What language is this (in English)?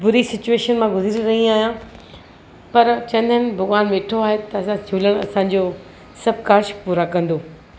Sindhi